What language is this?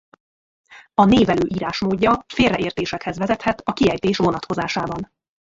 Hungarian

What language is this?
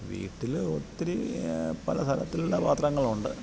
Malayalam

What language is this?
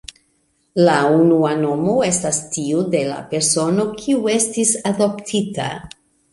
Esperanto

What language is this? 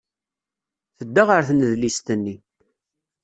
Kabyle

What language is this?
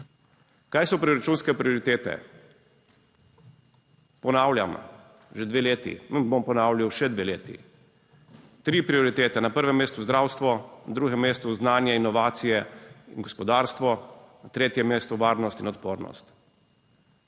Slovenian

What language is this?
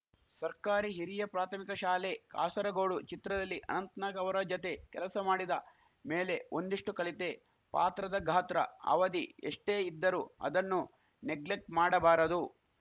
Kannada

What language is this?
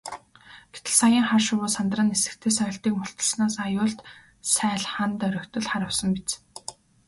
Mongolian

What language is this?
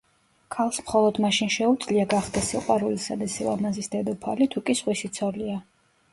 Georgian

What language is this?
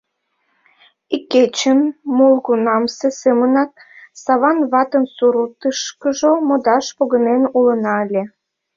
Mari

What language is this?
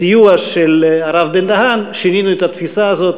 Hebrew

